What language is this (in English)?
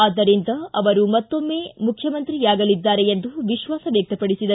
Kannada